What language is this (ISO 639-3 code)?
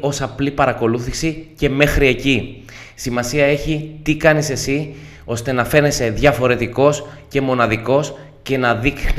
ell